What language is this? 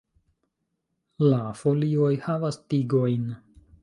Esperanto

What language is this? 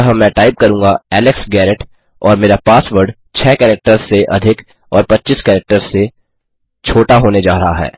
Hindi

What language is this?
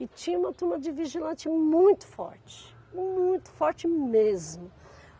Portuguese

